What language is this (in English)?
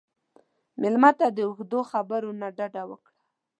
Pashto